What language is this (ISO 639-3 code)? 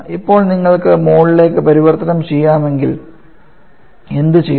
mal